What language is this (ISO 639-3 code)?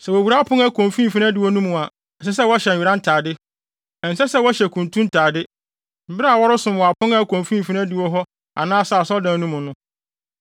aka